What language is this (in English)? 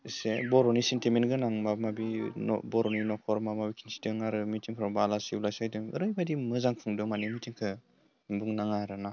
Bodo